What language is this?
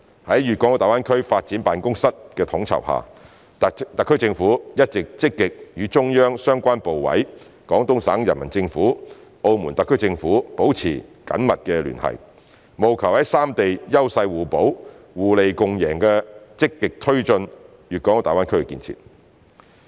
Cantonese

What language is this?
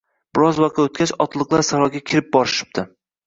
Uzbek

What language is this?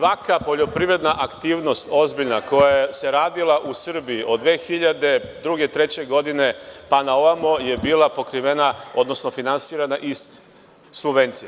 Serbian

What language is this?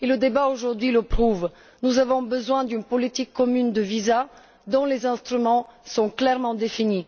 French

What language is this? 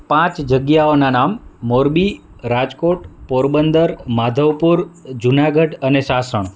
Gujarati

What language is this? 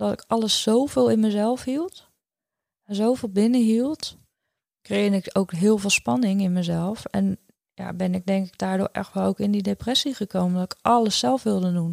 Dutch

